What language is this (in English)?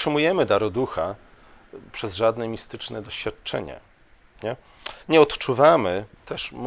Polish